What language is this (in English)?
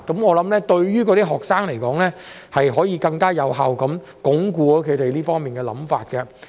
Cantonese